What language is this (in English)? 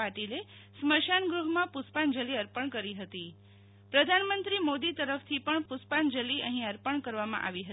Gujarati